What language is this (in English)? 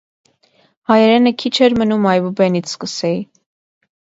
Armenian